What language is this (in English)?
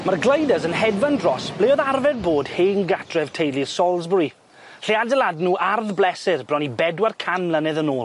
Welsh